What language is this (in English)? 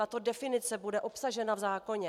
Czech